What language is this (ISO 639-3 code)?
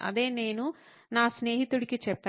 tel